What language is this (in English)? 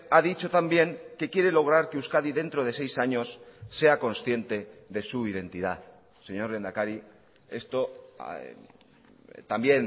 Spanish